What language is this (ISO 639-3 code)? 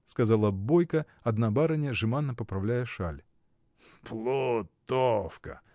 rus